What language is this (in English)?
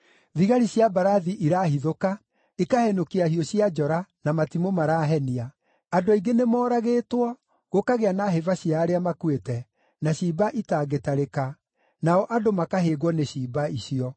Kikuyu